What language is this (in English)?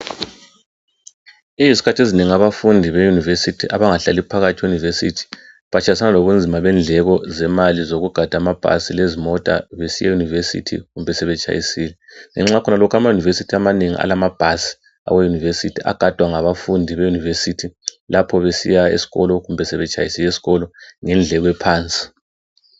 North Ndebele